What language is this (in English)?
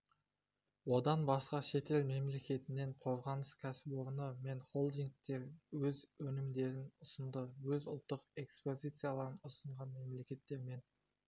Kazakh